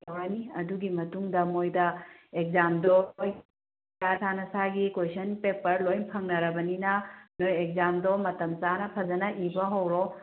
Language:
Manipuri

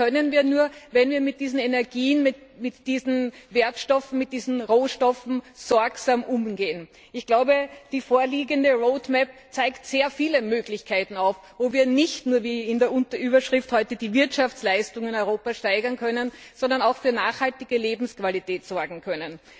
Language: German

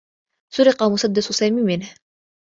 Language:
Arabic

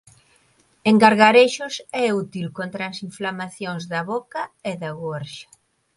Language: Galician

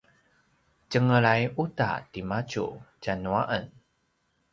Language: Paiwan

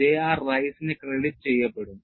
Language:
Malayalam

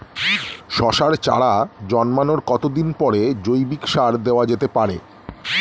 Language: Bangla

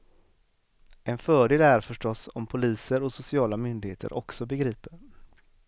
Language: Swedish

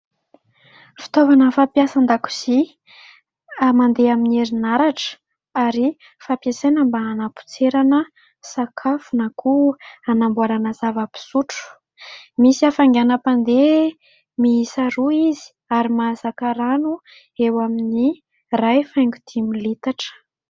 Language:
Malagasy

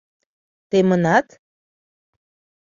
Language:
Mari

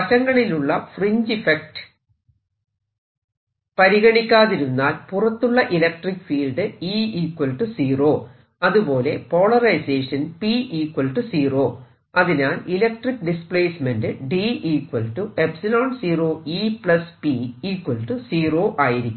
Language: Malayalam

